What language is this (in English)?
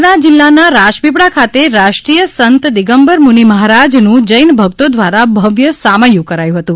Gujarati